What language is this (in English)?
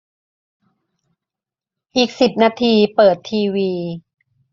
Thai